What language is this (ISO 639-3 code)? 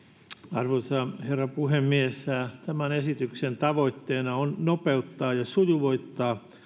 fin